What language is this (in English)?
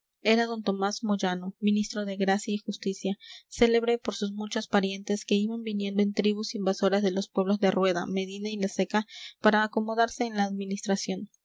Spanish